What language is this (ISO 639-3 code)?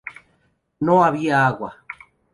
spa